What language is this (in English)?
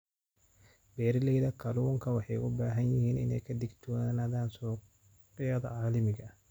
Somali